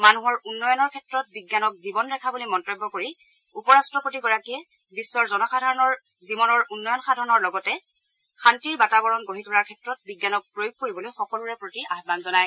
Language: Assamese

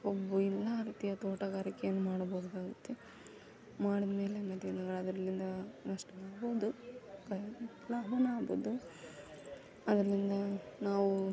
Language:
Kannada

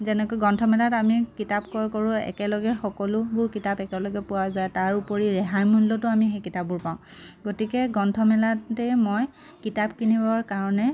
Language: Assamese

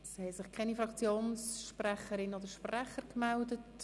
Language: Swiss German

